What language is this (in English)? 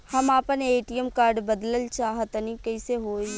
Bhojpuri